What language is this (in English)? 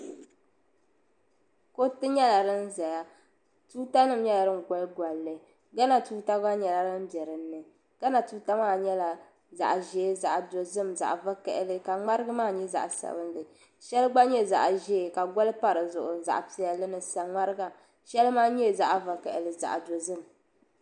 Dagbani